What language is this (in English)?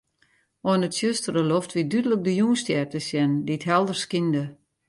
Western Frisian